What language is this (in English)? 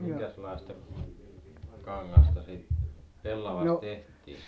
Finnish